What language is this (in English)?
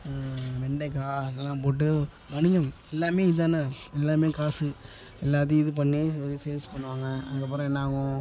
Tamil